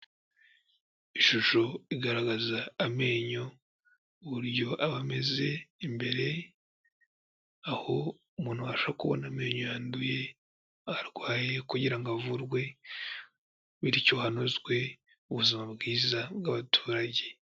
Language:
Kinyarwanda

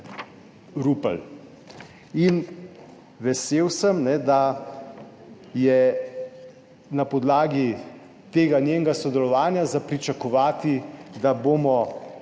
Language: Slovenian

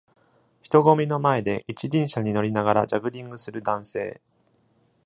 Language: Japanese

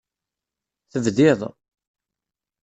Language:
Kabyle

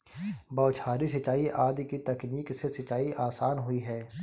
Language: Hindi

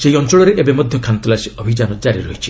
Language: Odia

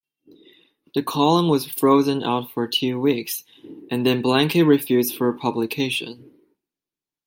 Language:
English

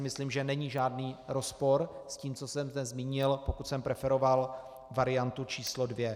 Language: Czech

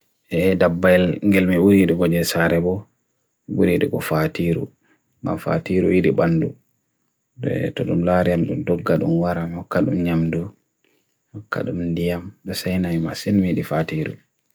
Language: Bagirmi Fulfulde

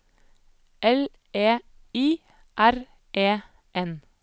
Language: Norwegian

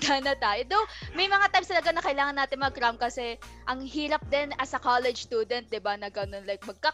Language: Filipino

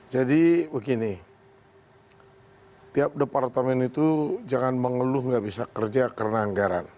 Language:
Indonesian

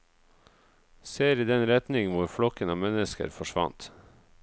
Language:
Norwegian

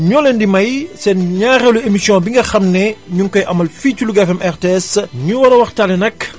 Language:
Wolof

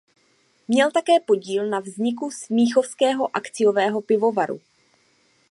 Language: Czech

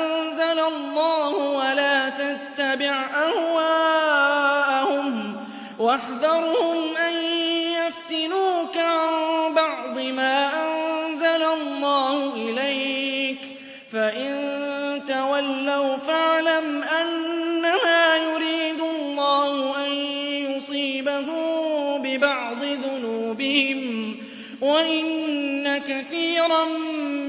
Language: Arabic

